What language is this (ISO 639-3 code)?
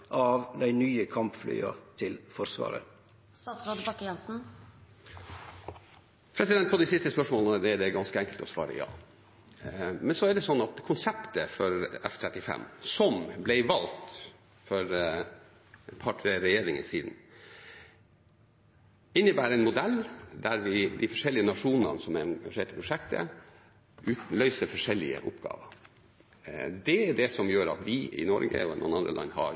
nor